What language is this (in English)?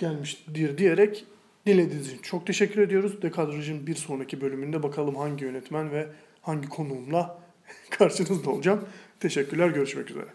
Turkish